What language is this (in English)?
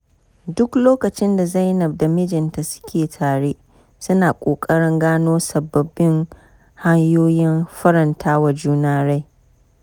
Hausa